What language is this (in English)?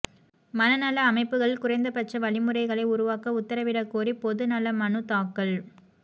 Tamil